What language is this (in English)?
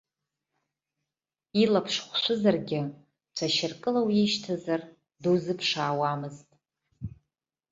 Abkhazian